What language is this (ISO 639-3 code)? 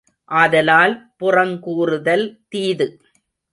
tam